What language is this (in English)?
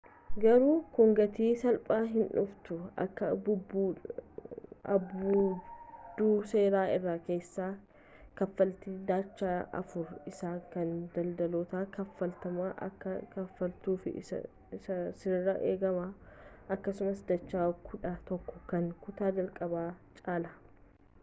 Oromo